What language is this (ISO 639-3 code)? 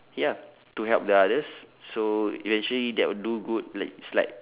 eng